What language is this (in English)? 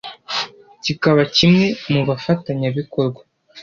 Kinyarwanda